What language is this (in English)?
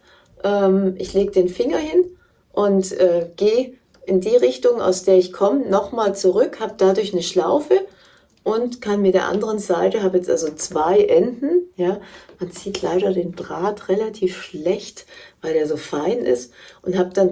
German